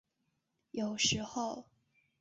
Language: Chinese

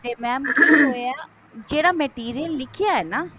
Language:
Punjabi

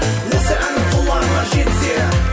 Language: Kazakh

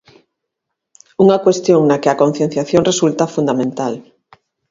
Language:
Galician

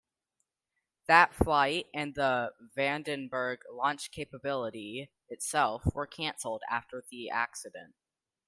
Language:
English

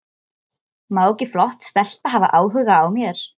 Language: Icelandic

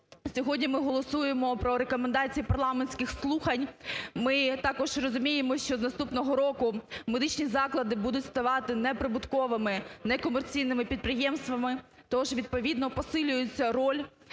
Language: Ukrainian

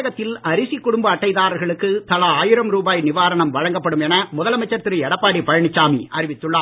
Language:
Tamil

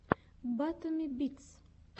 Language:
Russian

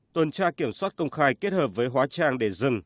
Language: Vietnamese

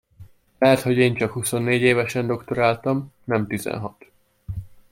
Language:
Hungarian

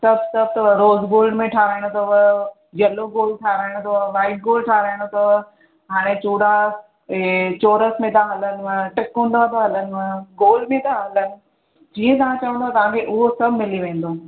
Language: Sindhi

